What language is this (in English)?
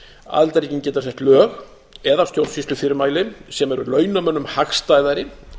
Icelandic